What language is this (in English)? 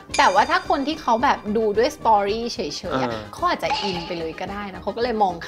Thai